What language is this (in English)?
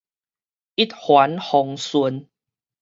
Min Nan Chinese